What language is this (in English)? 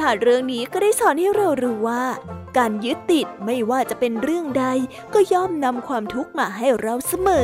Thai